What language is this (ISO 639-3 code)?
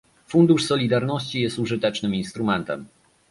pol